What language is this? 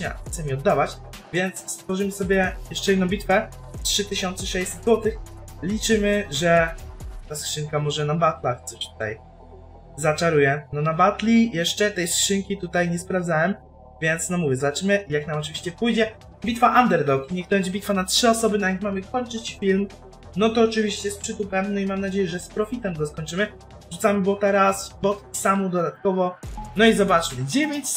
Polish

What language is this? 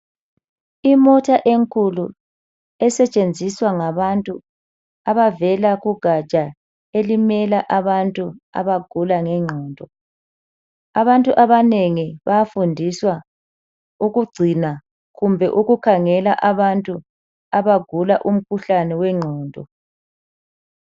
North Ndebele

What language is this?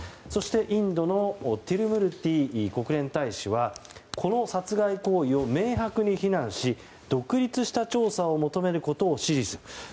Japanese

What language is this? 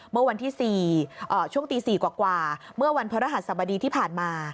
Thai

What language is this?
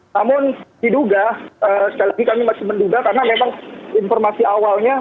Indonesian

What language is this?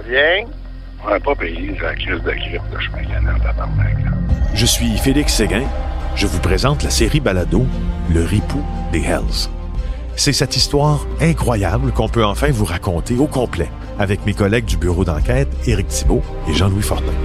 French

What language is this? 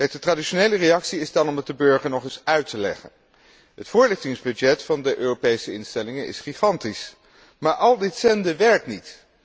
Dutch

